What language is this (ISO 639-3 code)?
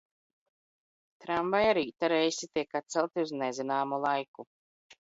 lav